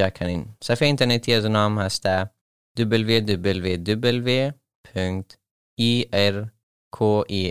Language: Persian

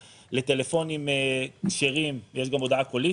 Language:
Hebrew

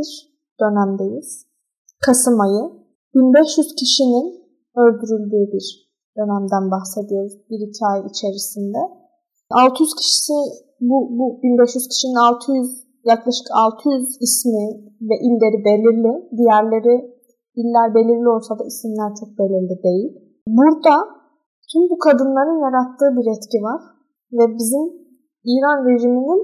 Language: Turkish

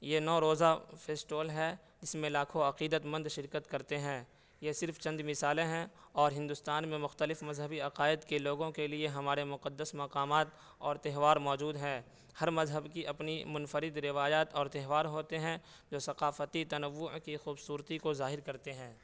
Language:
Urdu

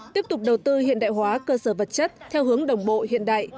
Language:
Vietnamese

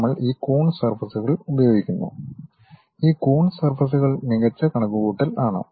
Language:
Malayalam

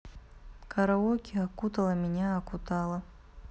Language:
Russian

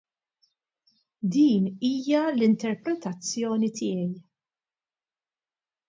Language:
Maltese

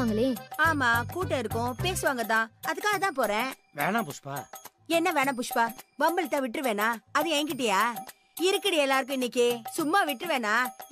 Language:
Tamil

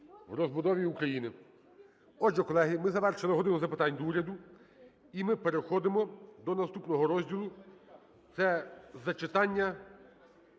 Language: Ukrainian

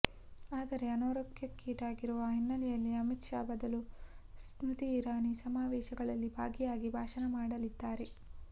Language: Kannada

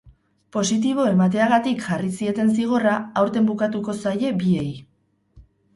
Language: Basque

